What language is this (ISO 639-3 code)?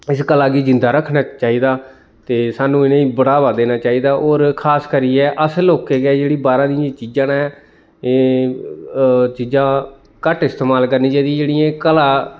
doi